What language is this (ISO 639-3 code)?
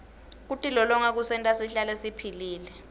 ssw